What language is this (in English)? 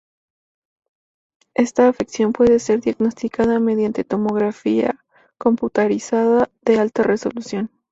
Spanish